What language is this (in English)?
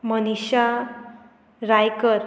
Konkani